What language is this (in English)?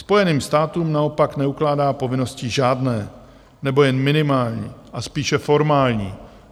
Czech